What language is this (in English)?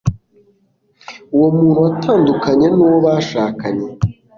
Kinyarwanda